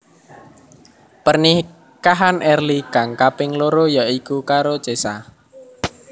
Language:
Javanese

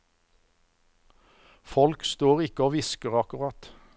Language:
Norwegian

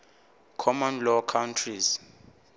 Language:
Northern Sotho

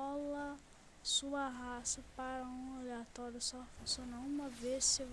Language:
Portuguese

